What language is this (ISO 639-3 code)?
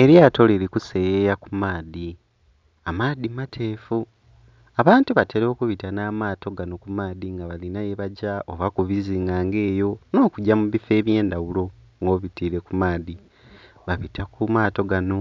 xog